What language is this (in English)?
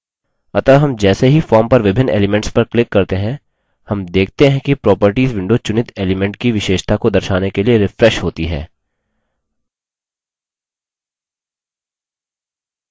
Hindi